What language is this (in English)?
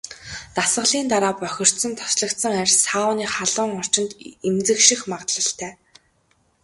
Mongolian